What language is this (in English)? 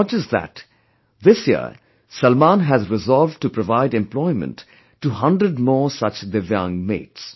English